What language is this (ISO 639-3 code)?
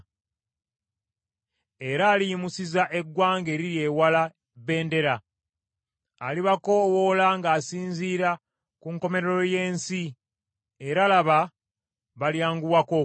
lug